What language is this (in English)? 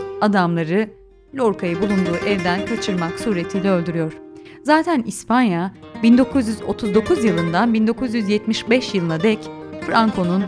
Turkish